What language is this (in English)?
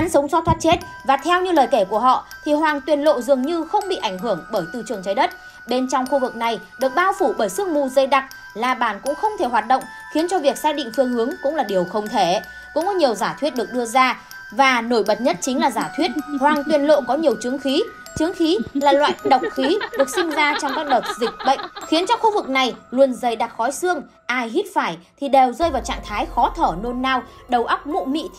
Vietnamese